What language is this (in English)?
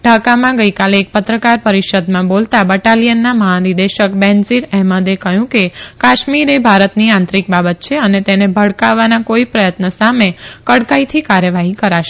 Gujarati